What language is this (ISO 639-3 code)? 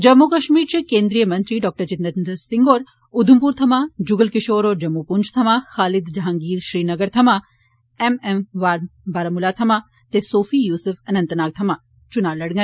doi